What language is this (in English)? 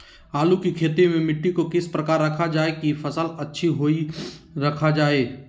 Magahi